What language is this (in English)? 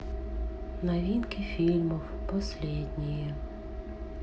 Russian